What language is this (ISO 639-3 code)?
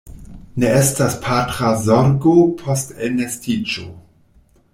epo